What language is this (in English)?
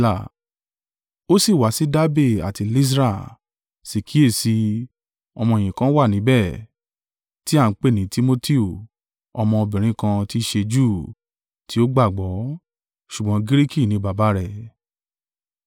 Yoruba